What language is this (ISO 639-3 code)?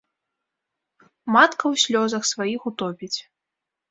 bel